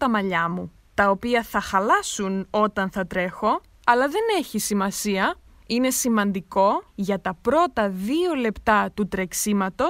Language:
Greek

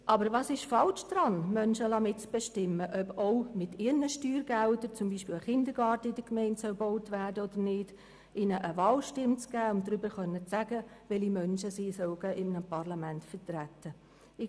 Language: Swiss German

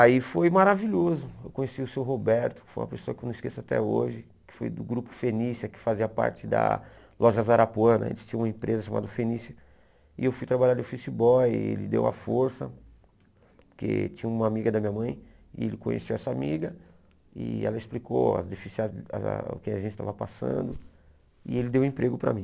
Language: Portuguese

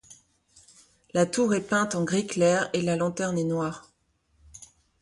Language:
French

